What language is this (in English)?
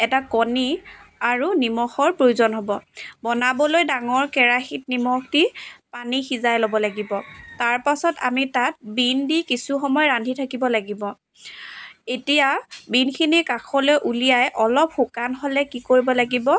Assamese